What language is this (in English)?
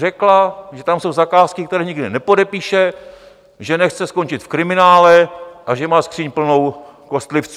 Czech